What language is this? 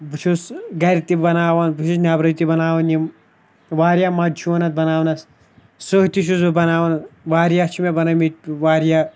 Kashmiri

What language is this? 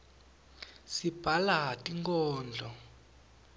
Swati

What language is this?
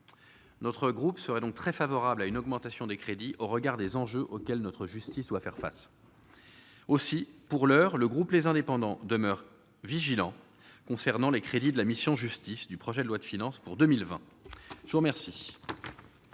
French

